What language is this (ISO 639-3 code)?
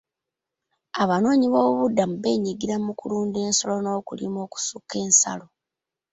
lug